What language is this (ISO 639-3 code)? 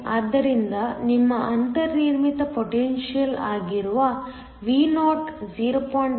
kan